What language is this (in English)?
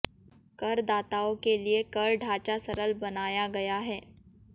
Hindi